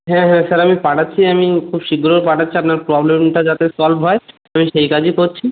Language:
Bangla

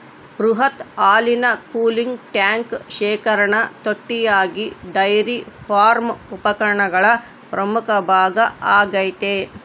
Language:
Kannada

